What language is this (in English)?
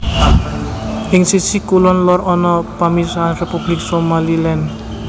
Javanese